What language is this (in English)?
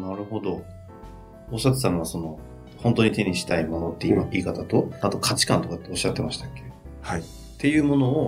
Japanese